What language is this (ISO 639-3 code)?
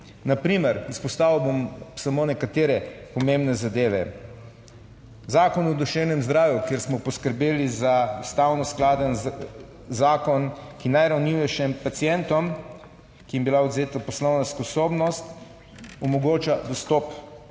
slv